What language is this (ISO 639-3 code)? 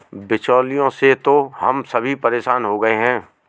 hin